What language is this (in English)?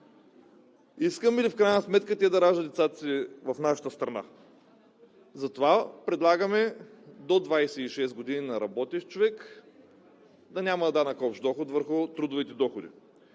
Bulgarian